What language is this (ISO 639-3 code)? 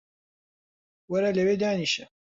ckb